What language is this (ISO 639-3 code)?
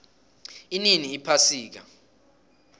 nbl